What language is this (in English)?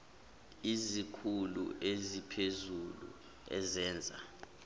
Zulu